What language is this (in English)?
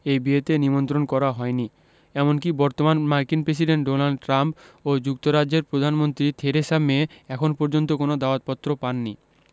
Bangla